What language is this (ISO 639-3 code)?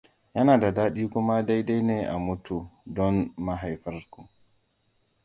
hau